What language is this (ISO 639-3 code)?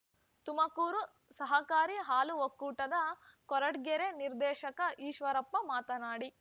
kan